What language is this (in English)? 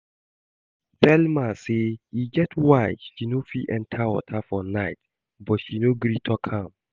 Nigerian Pidgin